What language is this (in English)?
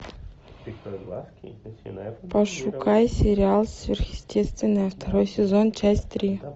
Russian